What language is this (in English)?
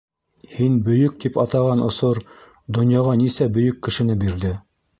Bashkir